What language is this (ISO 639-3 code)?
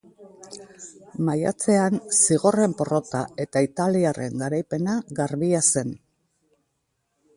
eus